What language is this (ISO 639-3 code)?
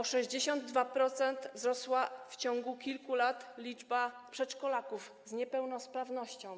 pol